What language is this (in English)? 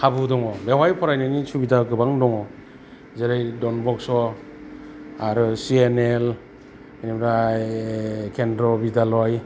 Bodo